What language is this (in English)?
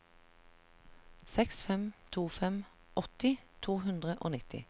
Norwegian